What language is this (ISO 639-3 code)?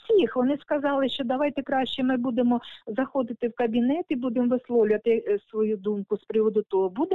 ukr